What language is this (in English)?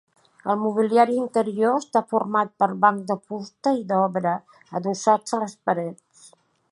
Catalan